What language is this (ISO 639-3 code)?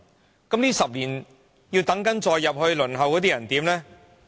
yue